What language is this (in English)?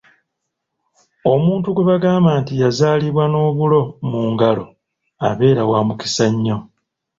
Ganda